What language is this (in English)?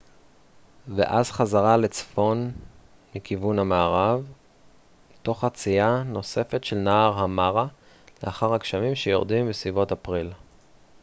Hebrew